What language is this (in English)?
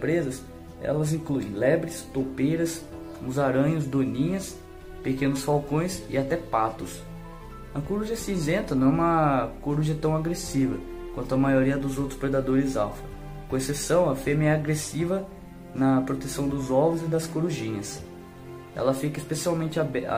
Portuguese